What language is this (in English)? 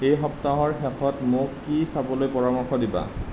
Assamese